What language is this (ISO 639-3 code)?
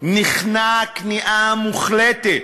heb